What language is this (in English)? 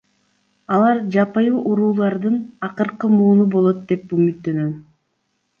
Kyrgyz